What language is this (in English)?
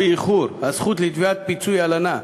Hebrew